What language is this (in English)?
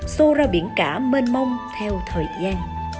Vietnamese